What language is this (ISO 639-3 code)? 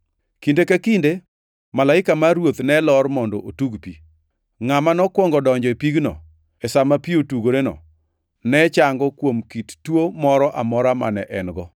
luo